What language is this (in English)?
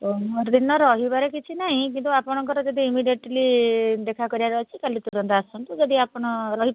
Odia